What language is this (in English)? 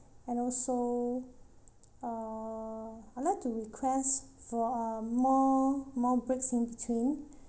English